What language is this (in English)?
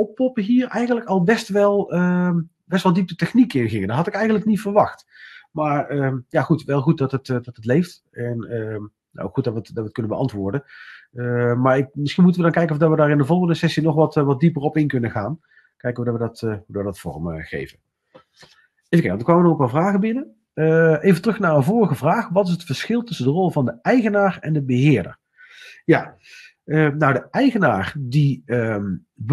Dutch